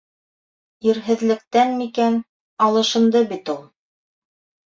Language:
Bashkir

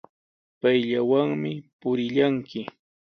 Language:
Sihuas Ancash Quechua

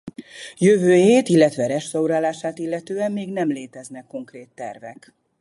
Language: Hungarian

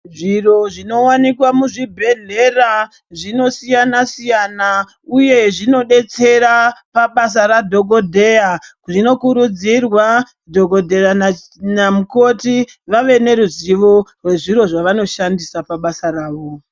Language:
Ndau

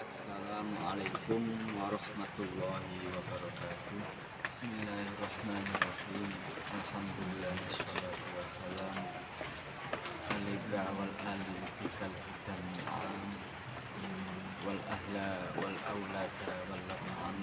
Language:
Indonesian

